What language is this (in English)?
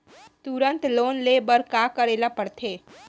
Chhattisgarhi